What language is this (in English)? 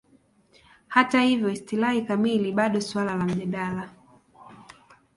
Swahili